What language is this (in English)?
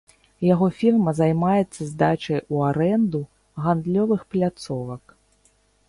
Belarusian